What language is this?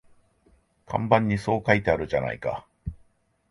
Japanese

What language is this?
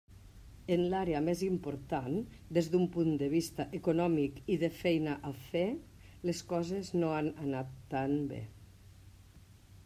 Catalan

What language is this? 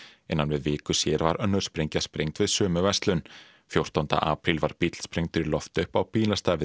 Icelandic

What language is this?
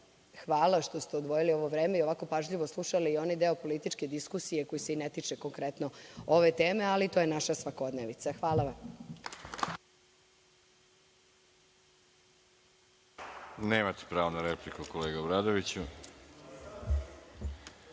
Serbian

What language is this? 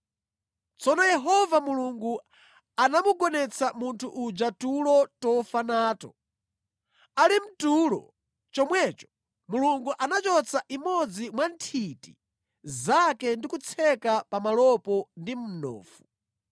Nyanja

